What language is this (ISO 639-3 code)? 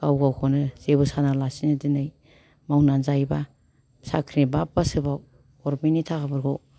brx